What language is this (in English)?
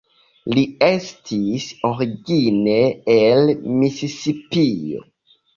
Esperanto